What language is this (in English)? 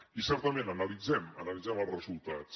Catalan